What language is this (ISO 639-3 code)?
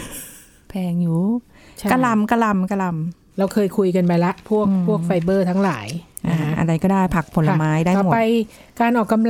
tha